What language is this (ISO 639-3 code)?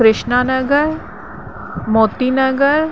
snd